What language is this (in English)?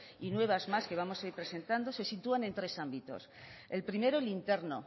Spanish